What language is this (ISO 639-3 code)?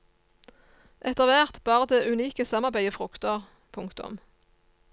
nor